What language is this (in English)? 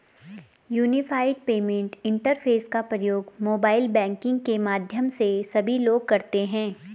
Hindi